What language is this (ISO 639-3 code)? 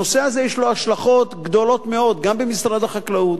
heb